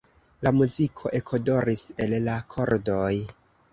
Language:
Esperanto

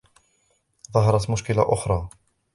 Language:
Arabic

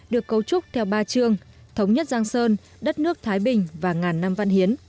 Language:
Vietnamese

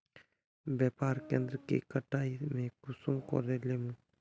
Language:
Magahi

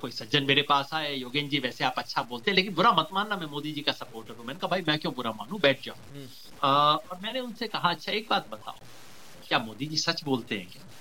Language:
Hindi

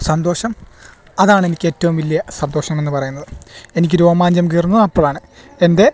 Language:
Malayalam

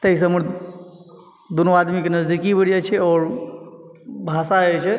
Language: Maithili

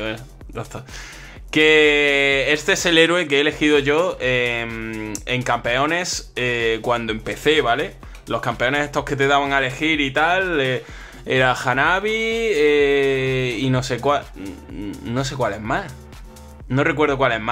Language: Spanish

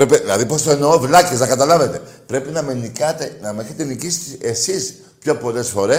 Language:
Greek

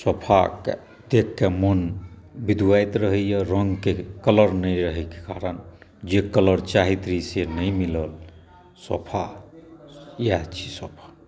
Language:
Maithili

